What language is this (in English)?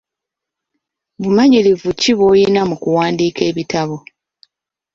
Ganda